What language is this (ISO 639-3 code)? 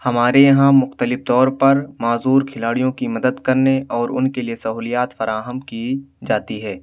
urd